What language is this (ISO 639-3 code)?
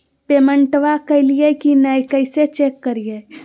mag